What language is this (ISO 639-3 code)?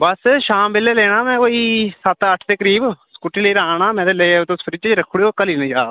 doi